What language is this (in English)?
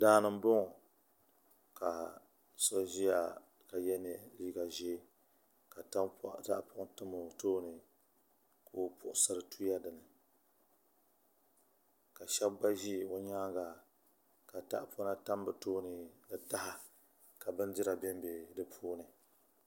Dagbani